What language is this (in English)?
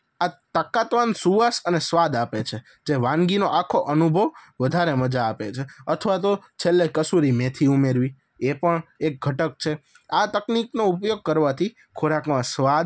Gujarati